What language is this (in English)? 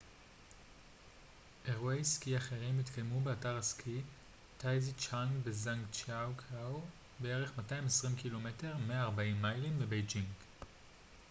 Hebrew